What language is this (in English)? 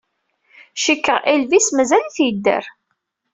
Kabyle